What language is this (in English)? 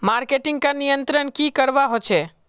Magahi